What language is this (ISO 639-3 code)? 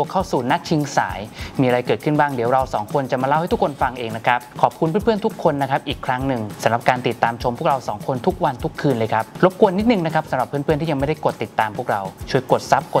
tha